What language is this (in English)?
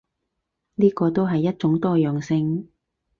Cantonese